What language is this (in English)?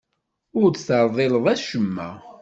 Kabyle